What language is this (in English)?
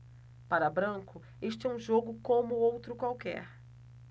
Portuguese